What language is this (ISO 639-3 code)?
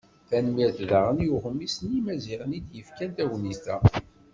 kab